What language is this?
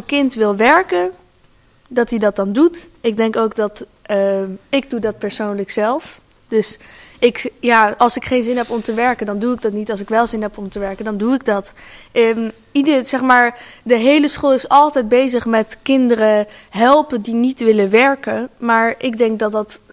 Dutch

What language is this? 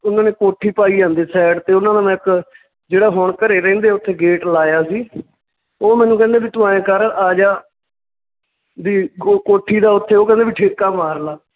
Punjabi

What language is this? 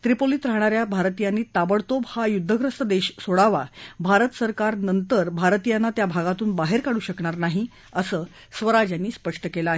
Marathi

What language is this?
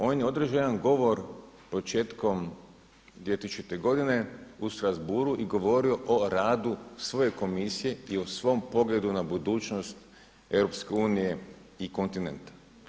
Croatian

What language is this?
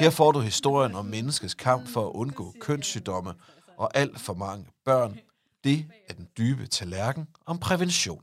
Danish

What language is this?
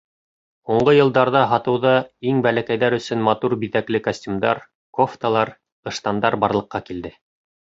Bashkir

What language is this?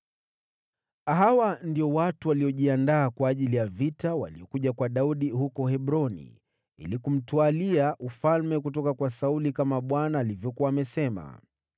Swahili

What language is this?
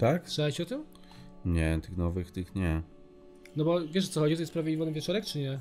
Polish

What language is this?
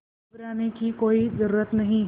Hindi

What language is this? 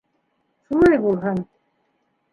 Bashkir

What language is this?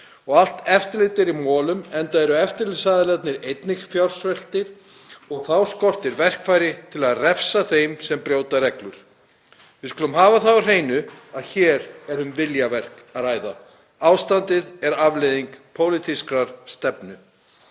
Icelandic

